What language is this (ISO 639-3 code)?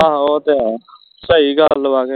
pan